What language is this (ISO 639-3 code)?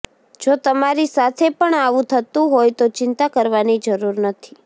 guj